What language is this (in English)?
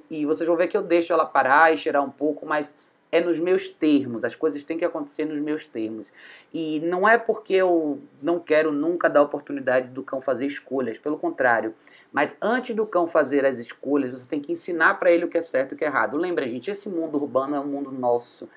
Portuguese